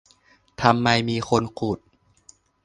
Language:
Thai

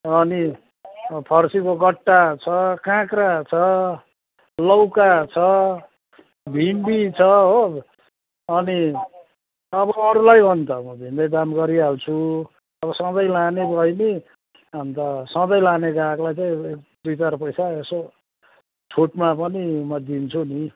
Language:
Nepali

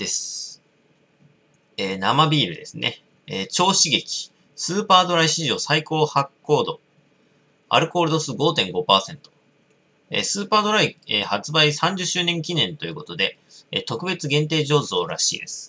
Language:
Japanese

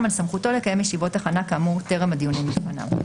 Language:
Hebrew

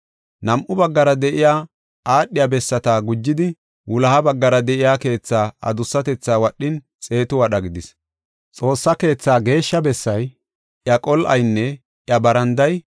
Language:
Gofa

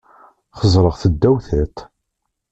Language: Kabyle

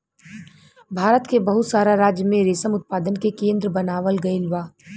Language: Bhojpuri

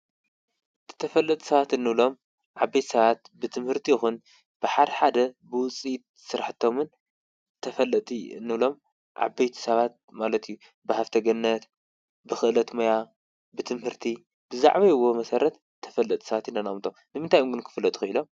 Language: Tigrinya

